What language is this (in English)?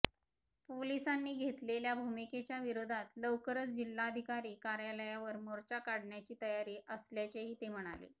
Marathi